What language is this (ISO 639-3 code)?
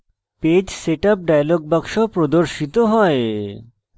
ben